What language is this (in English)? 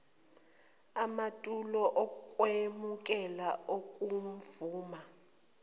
Zulu